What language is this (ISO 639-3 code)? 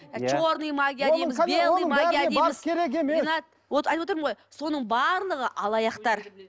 kaz